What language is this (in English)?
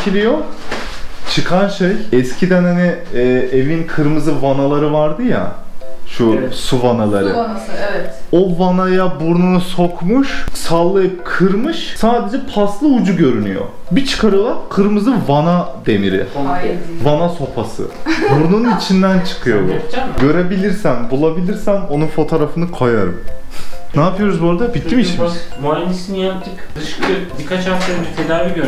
Turkish